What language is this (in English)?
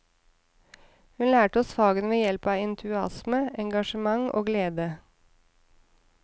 Norwegian